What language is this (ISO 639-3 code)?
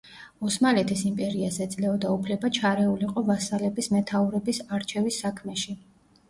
kat